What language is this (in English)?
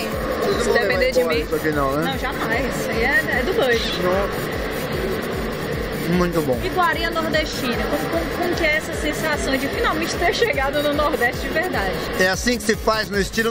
Portuguese